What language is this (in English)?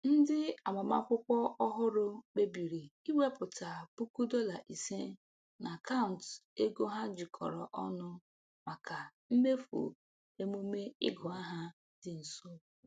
Igbo